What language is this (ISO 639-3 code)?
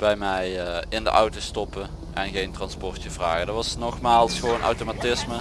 nld